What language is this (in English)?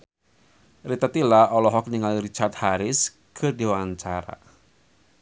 Sundanese